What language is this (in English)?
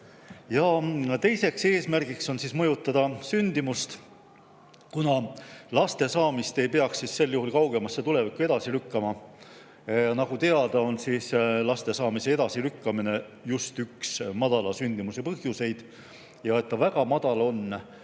Estonian